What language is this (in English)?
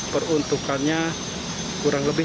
Indonesian